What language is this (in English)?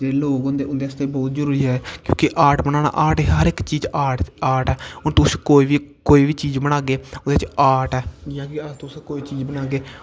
Dogri